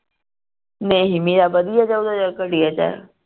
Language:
Punjabi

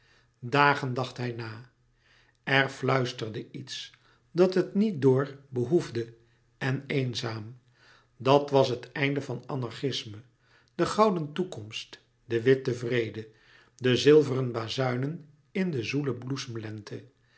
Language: Dutch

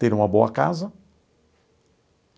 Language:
Portuguese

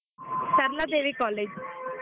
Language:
Kannada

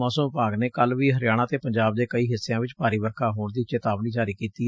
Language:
Punjabi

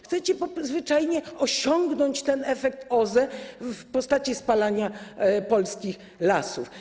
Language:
Polish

